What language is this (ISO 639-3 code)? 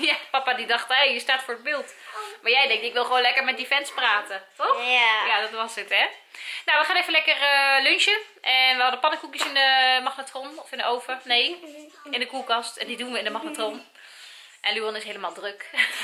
nld